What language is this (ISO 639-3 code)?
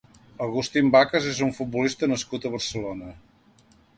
cat